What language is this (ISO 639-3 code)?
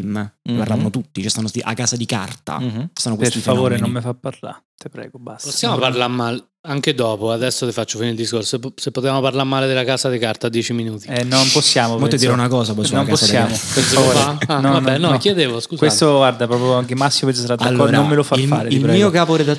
ita